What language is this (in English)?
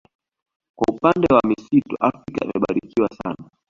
Swahili